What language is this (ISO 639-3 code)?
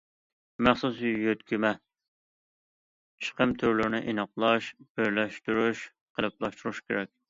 uig